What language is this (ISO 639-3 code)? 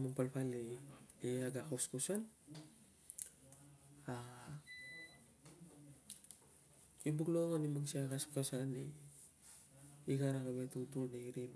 lcm